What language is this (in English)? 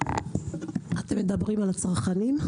Hebrew